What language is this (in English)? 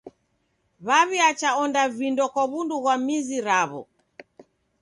Taita